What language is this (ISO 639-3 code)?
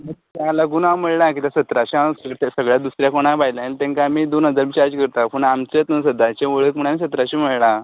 kok